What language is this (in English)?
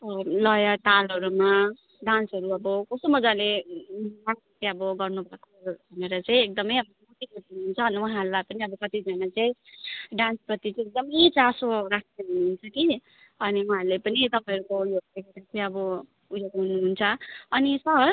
Nepali